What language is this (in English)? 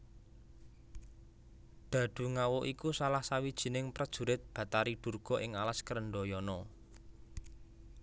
Javanese